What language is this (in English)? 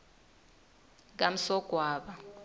Swati